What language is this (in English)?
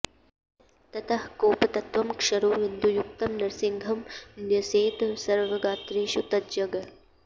Sanskrit